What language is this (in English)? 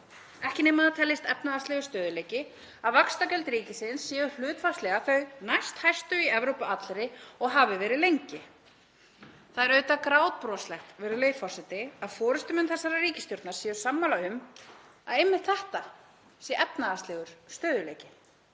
Icelandic